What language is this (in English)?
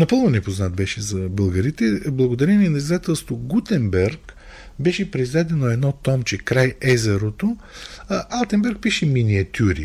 Bulgarian